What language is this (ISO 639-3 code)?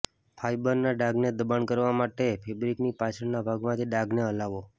guj